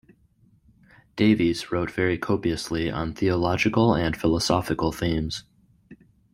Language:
English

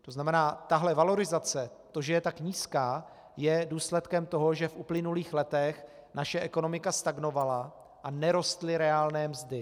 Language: Czech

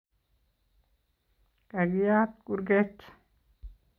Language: Kalenjin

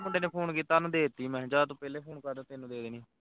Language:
Punjabi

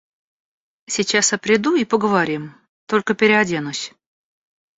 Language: Russian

